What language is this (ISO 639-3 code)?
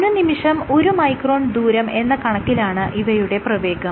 mal